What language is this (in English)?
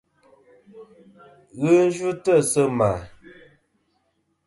Kom